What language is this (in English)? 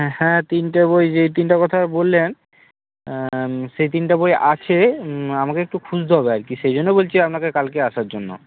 Bangla